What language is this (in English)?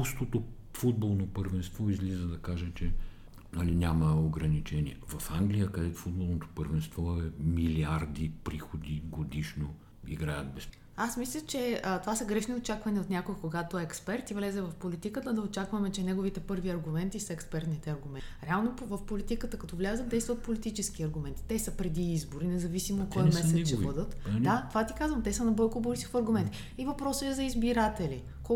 Bulgarian